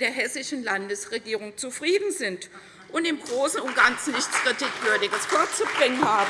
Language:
German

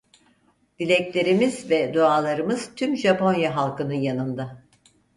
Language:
Turkish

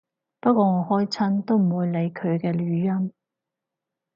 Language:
Cantonese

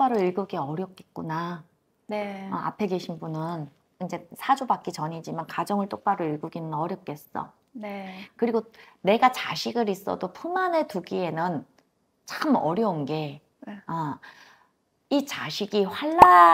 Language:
Korean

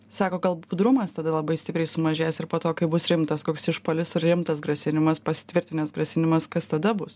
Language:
Lithuanian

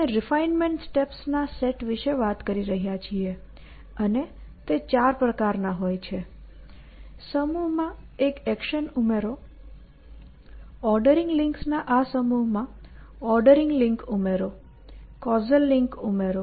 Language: Gujarati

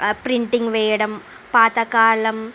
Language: Telugu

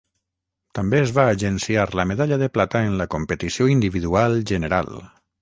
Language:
Catalan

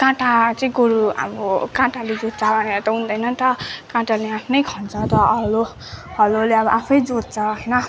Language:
Nepali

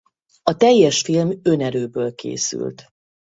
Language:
Hungarian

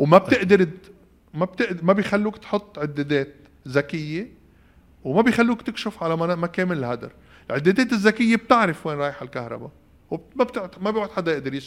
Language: Arabic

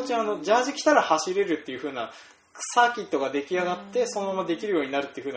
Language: Japanese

